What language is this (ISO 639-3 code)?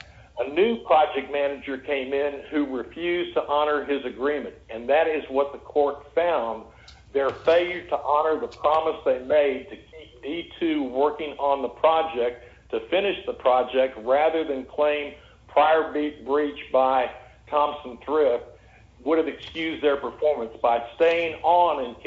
eng